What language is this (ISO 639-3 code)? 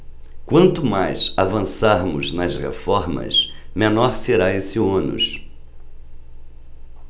por